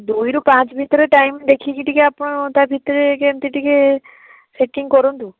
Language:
Odia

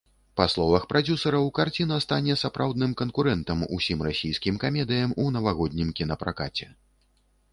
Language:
Belarusian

